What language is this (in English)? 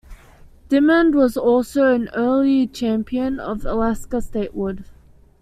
English